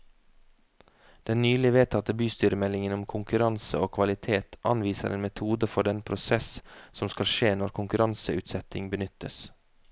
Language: Norwegian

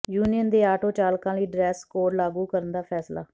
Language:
Punjabi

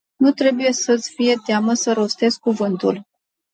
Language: Romanian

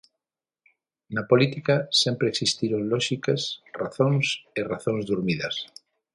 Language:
Galician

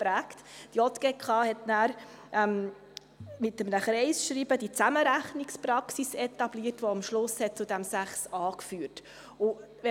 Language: Swiss German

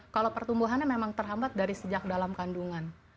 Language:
Indonesian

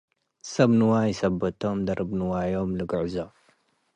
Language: Tigre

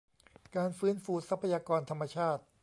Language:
Thai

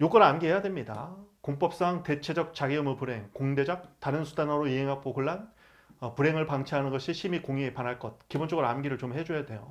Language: Korean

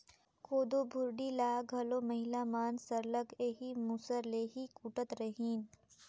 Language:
Chhattisgarhi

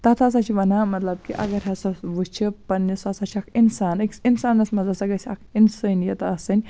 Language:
Kashmiri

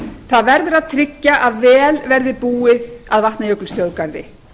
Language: Icelandic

